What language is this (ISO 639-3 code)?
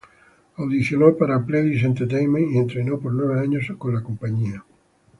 spa